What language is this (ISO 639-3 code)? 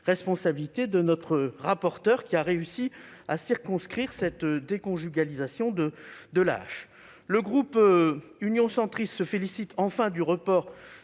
fra